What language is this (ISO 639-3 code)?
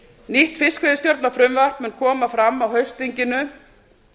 isl